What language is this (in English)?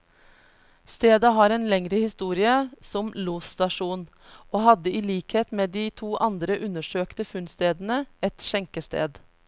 Norwegian